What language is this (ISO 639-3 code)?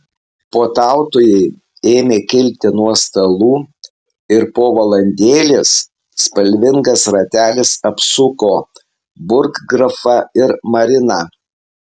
lit